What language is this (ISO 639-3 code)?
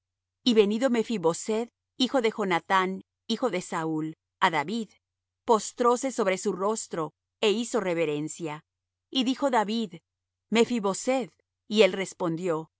spa